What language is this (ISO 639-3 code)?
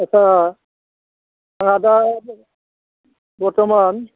brx